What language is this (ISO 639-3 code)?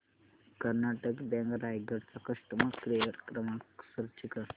mar